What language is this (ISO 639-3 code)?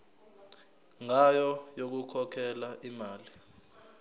zul